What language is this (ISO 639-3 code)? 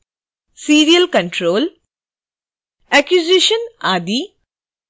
hin